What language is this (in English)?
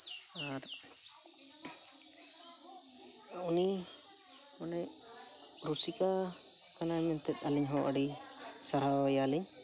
Santali